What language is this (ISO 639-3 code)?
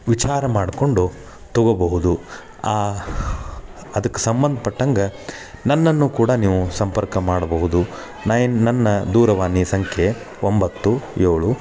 kan